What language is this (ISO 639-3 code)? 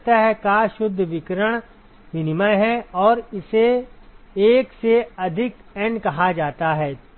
hin